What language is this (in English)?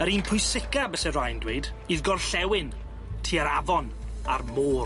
Welsh